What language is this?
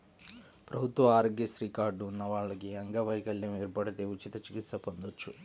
Telugu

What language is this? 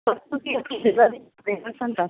Punjabi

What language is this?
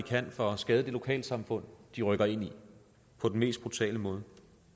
Danish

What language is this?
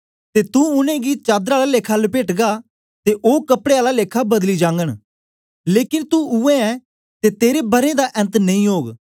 Dogri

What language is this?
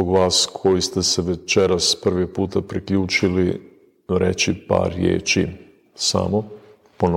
Croatian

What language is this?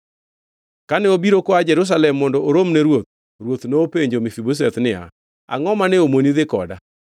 Luo (Kenya and Tanzania)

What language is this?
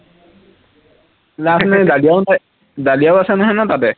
Assamese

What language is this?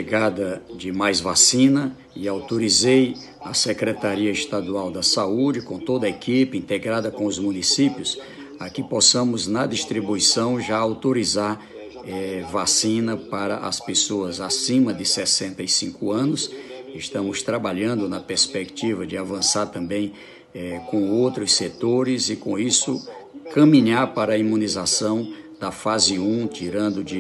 Portuguese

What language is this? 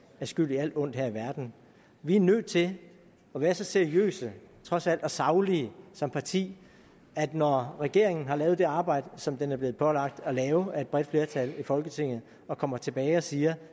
Danish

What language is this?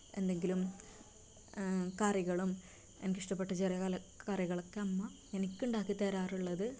Malayalam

